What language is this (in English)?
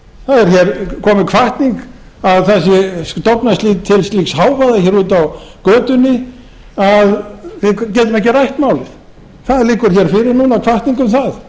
Icelandic